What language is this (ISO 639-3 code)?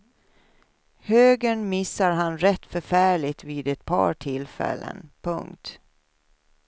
swe